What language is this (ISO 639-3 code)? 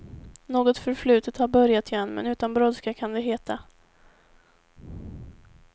swe